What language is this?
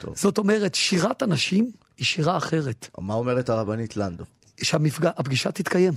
Hebrew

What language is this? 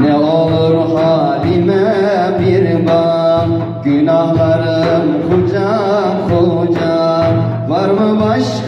Turkish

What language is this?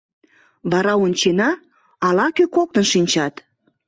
Mari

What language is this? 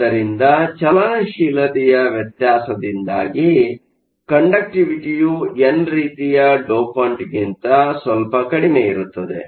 Kannada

